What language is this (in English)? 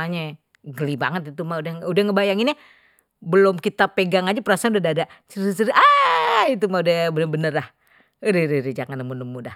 Betawi